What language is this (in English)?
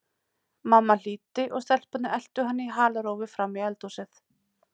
Icelandic